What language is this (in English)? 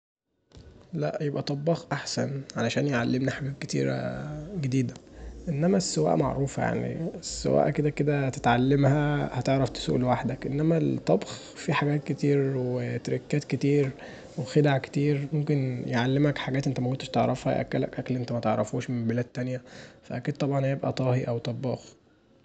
Egyptian Arabic